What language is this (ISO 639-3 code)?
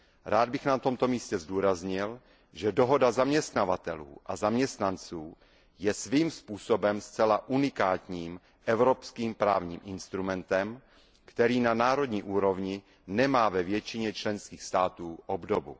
ces